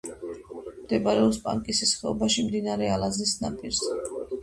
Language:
Georgian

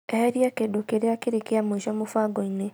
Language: Kikuyu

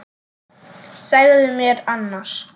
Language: Icelandic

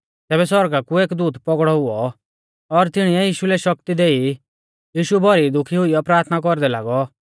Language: Mahasu Pahari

